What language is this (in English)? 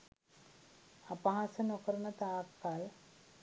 Sinhala